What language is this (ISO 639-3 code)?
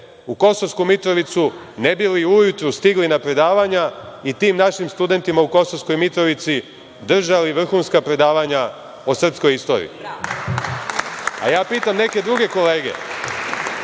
srp